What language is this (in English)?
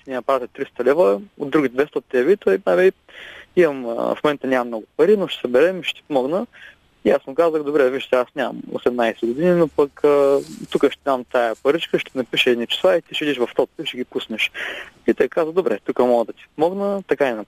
Bulgarian